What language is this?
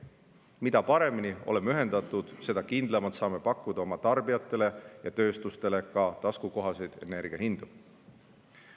Estonian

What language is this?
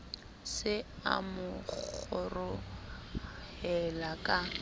Southern Sotho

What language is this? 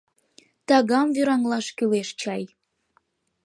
Mari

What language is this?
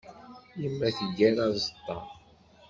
Kabyle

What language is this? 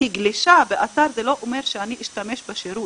Hebrew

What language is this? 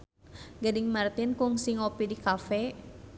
Sundanese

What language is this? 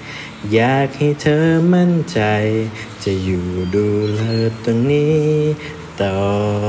Thai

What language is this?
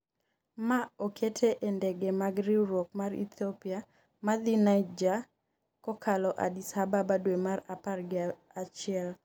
Luo (Kenya and Tanzania)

